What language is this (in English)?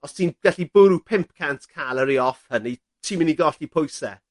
Welsh